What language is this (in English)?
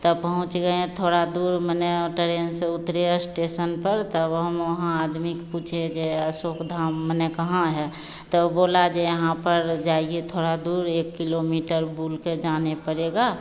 Hindi